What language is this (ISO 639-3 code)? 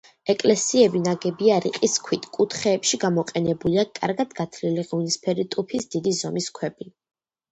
kat